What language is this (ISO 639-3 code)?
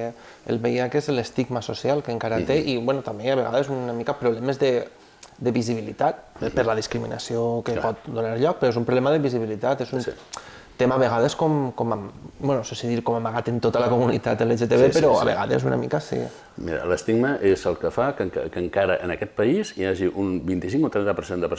spa